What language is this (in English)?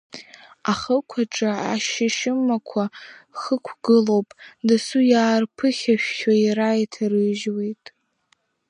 Abkhazian